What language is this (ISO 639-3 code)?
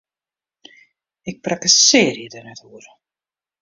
fry